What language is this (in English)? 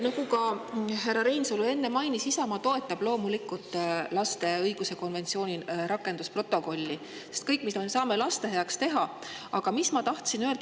Estonian